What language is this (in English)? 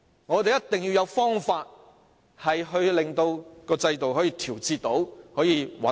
Cantonese